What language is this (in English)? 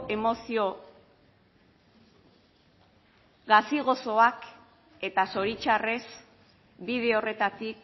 Basque